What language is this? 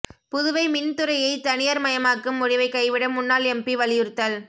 Tamil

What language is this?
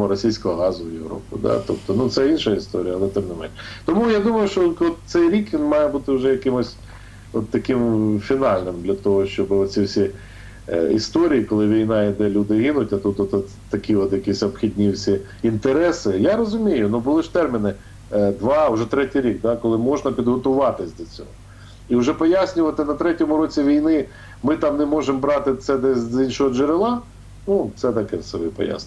Ukrainian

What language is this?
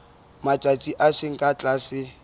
Southern Sotho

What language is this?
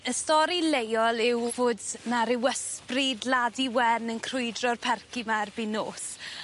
Welsh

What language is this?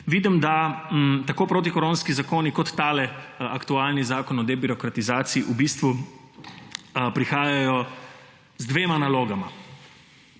Slovenian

